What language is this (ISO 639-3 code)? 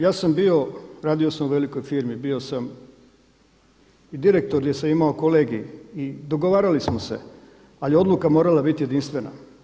hrv